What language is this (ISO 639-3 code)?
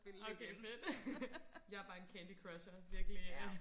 dan